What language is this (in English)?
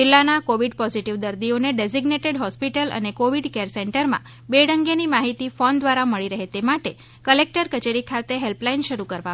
Gujarati